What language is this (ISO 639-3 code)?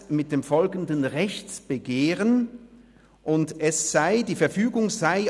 gsw